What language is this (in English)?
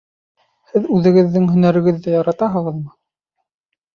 Bashkir